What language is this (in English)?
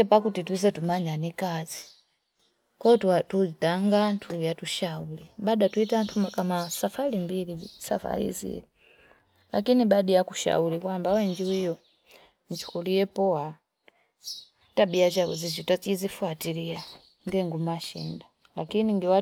Fipa